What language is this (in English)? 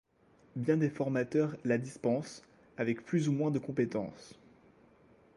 French